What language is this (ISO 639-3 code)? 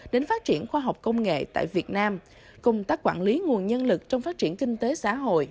vie